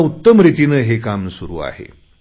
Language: Marathi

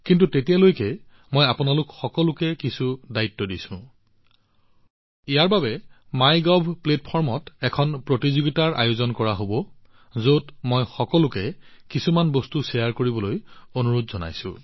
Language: Assamese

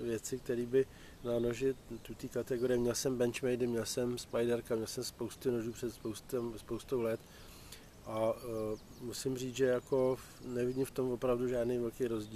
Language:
Czech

